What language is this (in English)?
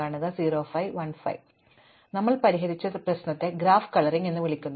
Malayalam